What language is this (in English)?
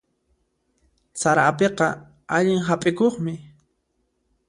Puno Quechua